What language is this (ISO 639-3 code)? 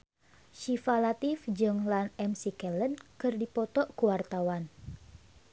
sun